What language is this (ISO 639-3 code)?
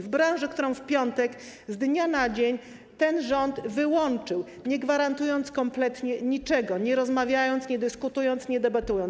pol